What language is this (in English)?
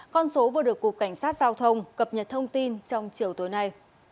Vietnamese